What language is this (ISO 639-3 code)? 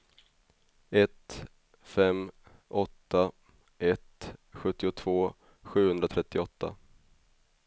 swe